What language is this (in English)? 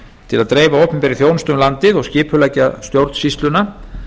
Icelandic